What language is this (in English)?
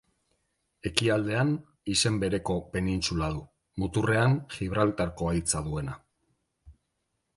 Basque